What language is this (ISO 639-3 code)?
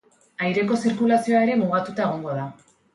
eus